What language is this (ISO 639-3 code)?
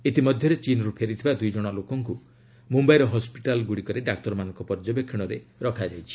ori